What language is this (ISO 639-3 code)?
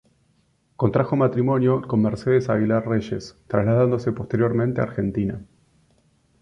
spa